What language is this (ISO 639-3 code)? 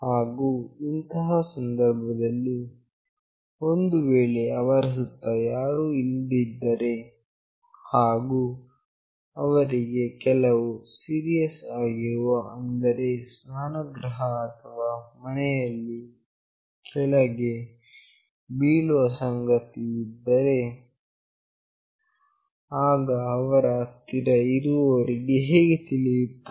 kan